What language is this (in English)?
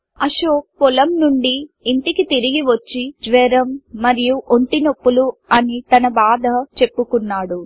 Telugu